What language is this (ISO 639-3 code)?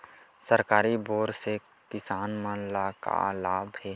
hne